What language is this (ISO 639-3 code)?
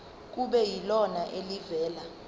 zul